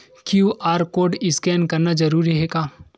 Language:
Chhattisgarhi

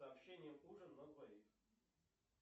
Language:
Russian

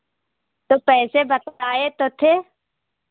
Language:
Hindi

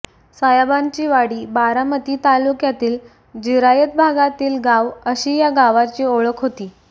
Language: Marathi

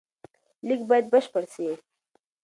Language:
Pashto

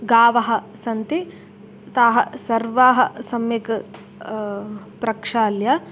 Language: Sanskrit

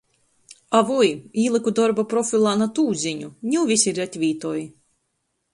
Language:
Latgalian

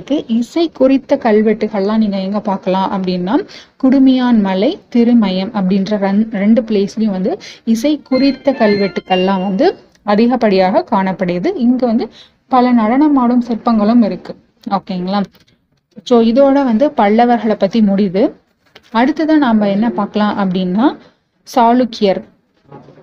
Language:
Tamil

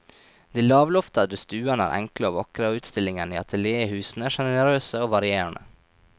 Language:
Norwegian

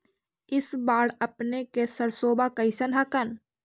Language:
Magahi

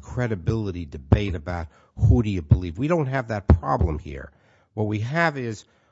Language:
English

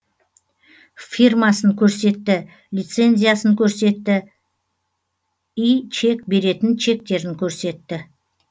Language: Kazakh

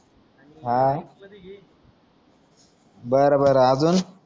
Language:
Marathi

